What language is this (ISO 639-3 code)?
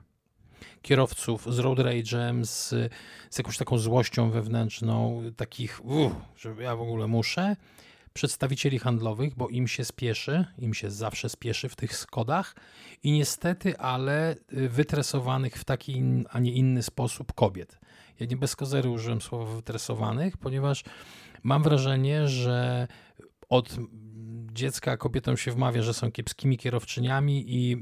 pol